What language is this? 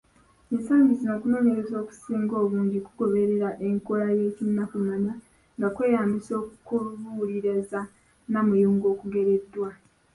Ganda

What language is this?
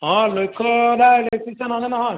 Assamese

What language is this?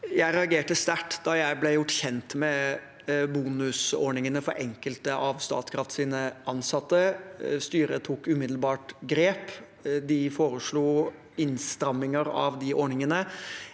Norwegian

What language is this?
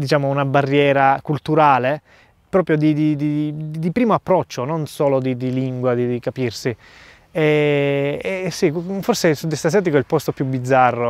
Italian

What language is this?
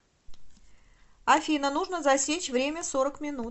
Russian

